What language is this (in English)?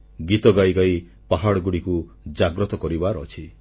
Odia